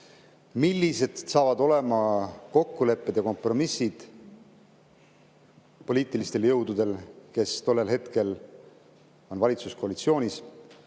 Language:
Estonian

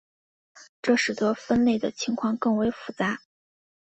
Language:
Chinese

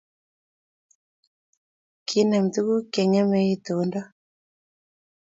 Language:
Kalenjin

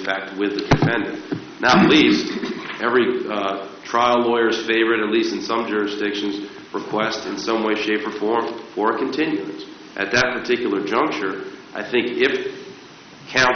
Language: English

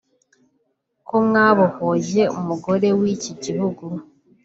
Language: Kinyarwanda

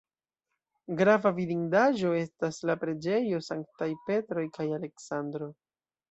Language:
Esperanto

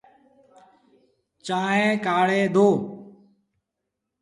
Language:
Sindhi Bhil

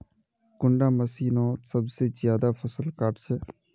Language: Magahi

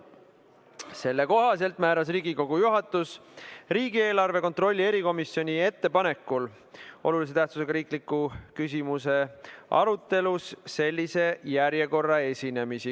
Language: Estonian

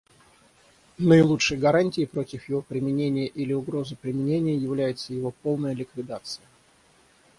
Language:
Russian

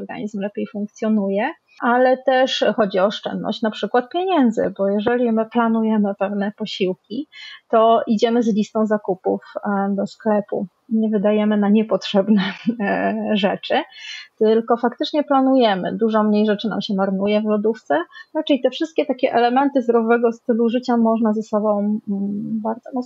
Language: Polish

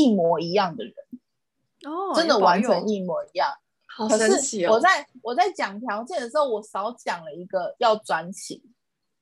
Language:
Chinese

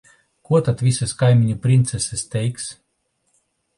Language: Latvian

